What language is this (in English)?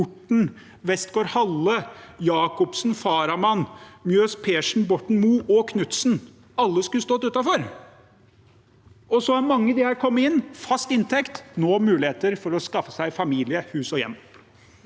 Norwegian